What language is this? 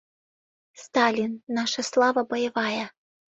Mari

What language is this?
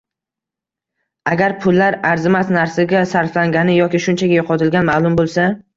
Uzbek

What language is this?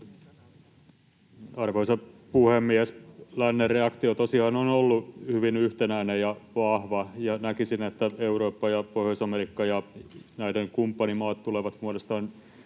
Finnish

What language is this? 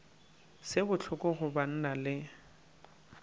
Northern Sotho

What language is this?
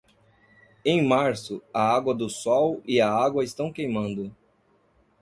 Portuguese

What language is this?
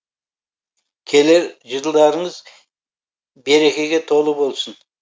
Kazakh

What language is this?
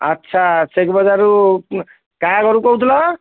Odia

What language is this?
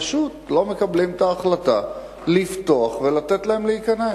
Hebrew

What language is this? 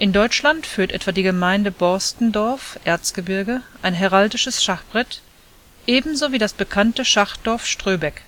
German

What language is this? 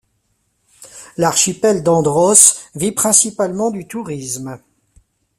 French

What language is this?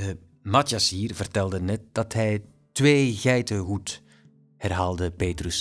Dutch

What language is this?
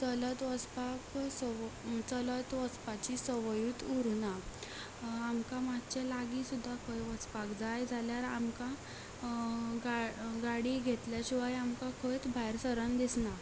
Konkani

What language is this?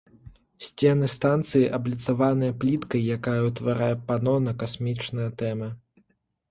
Belarusian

